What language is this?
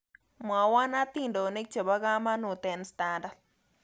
Kalenjin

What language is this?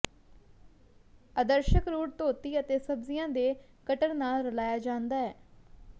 Punjabi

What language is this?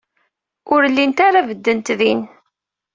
Kabyle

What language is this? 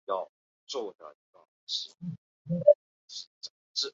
Chinese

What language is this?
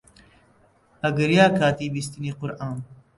Central Kurdish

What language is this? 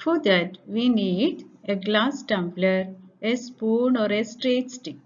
English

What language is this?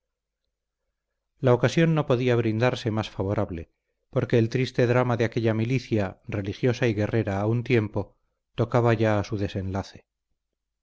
Spanish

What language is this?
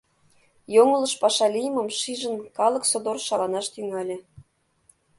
Mari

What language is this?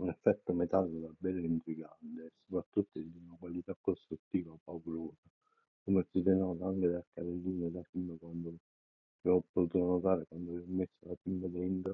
Italian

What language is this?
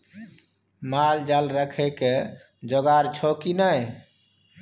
Maithili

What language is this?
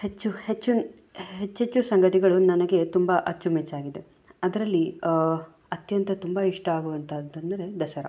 Kannada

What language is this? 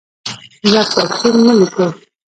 Pashto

